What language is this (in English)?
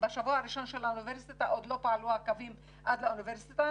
Hebrew